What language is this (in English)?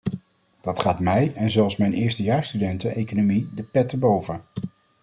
Dutch